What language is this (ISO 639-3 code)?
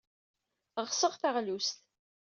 kab